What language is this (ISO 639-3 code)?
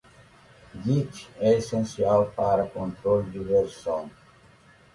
por